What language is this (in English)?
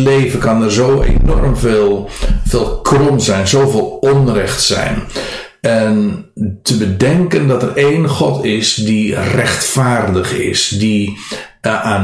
Dutch